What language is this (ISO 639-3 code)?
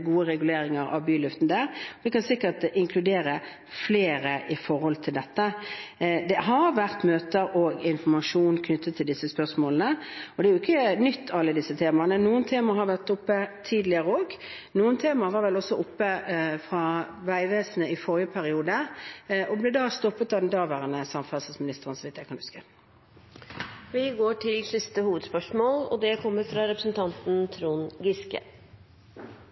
nor